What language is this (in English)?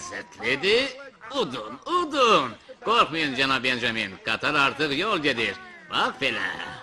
Turkish